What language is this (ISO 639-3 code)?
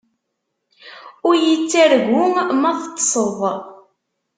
kab